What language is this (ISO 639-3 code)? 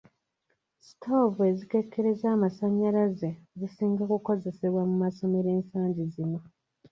lug